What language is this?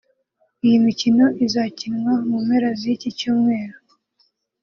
Kinyarwanda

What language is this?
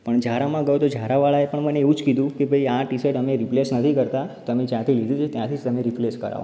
Gujarati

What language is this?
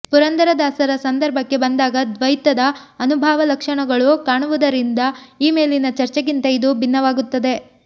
Kannada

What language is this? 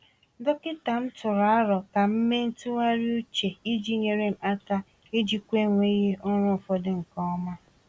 Igbo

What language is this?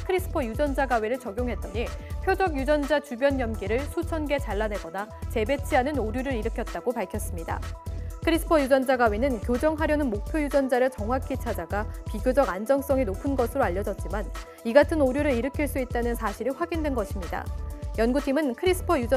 Korean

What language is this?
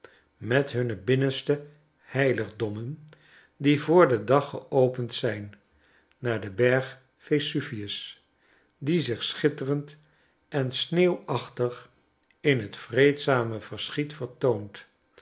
Dutch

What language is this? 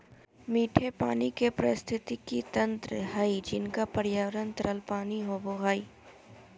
Magahi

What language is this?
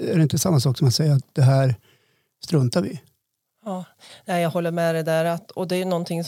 Swedish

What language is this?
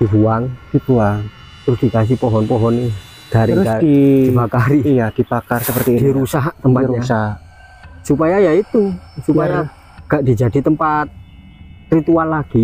Indonesian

